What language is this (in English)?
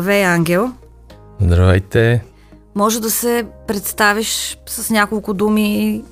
Bulgarian